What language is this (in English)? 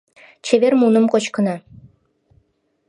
Mari